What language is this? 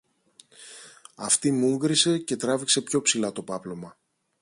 Greek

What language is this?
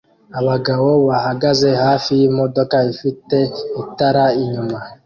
Kinyarwanda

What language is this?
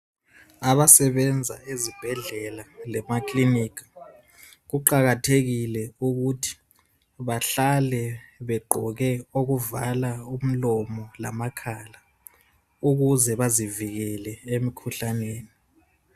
North Ndebele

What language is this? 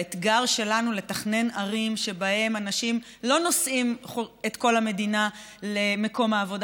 Hebrew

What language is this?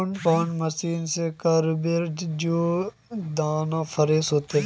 Magahi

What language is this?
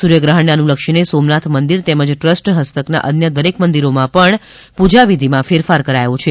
Gujarati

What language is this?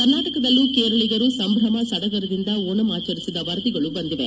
Kannada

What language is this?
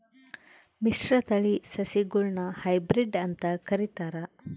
Kannada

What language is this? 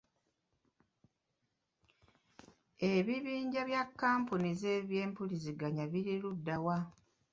Ganda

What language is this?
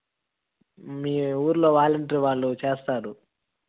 Telugu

